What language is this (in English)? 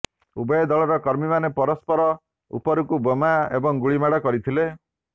Odia